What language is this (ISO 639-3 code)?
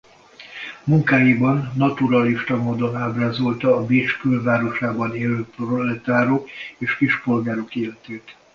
hun